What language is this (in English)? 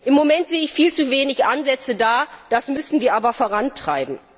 German